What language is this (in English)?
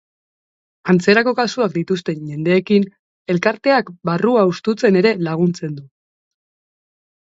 Basque